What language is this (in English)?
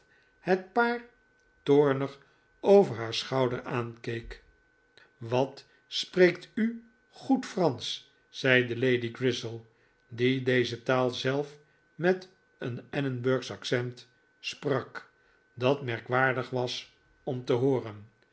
Dutch